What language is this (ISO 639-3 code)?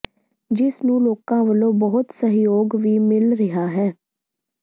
pan